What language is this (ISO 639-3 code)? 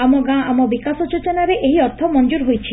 ori